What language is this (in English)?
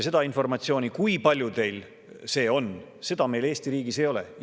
Estonian